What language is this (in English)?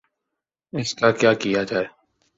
Urdu